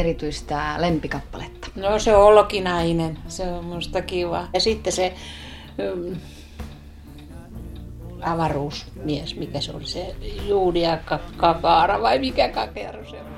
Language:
Finnish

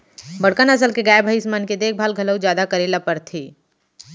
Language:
Chhattisgarhi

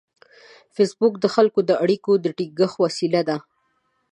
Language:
Pashto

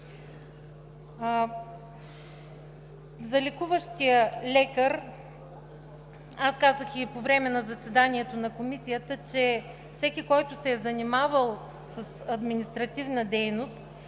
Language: Bulgarian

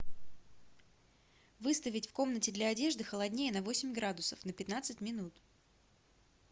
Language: Russian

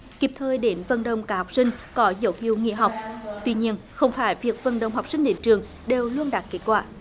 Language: Vietnamese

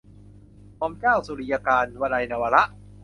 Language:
Thai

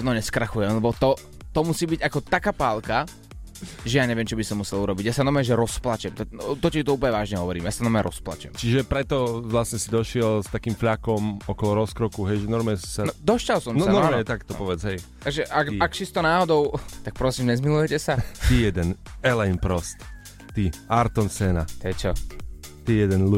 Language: Slovak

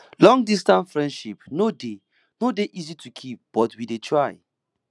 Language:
Nigerian Pidgin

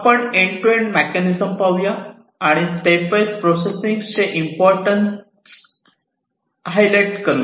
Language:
Marathi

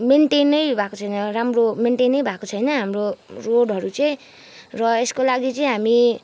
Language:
Nepali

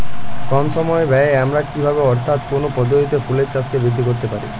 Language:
Bangla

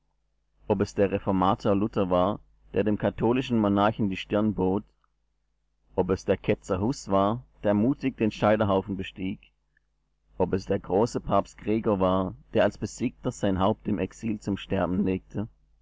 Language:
German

